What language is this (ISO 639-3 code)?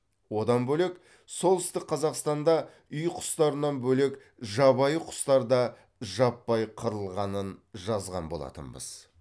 kaz